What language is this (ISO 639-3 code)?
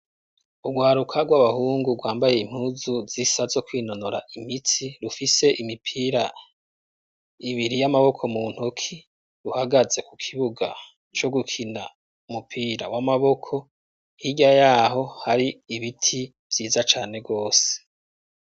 run